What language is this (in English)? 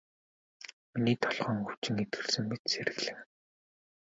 Mongolian